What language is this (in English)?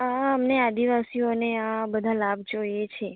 Gujarati